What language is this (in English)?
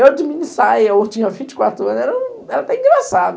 Portuguese